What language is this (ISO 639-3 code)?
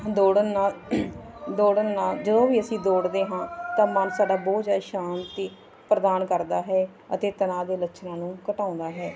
pan